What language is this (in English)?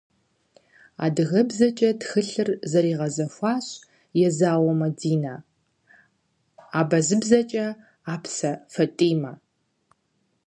Kabardian